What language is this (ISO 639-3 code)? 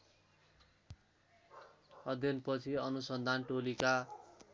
nep